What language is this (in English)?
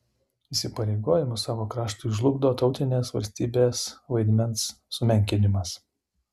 Lithuanian